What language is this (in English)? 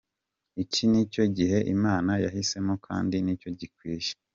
Kinyarwanda